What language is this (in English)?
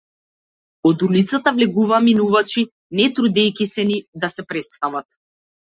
Macedonian